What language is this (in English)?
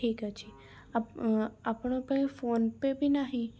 Odia